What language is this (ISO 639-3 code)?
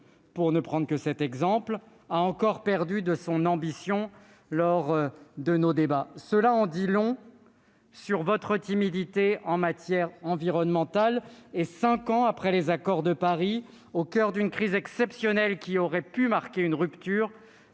fra